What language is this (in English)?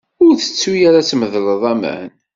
Kabyle